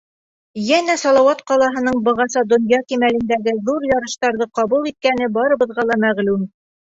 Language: Bashkir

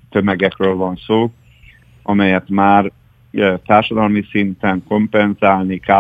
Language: Hungarian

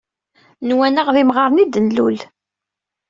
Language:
Kabyle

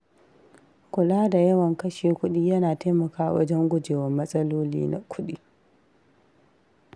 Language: Hausa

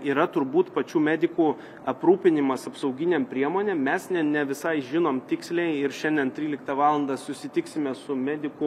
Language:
Lithuanian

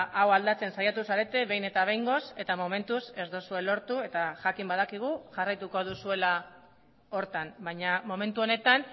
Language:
Basque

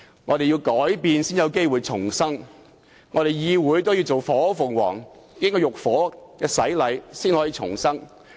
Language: Cantonese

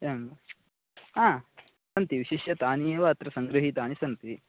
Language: Sanskrit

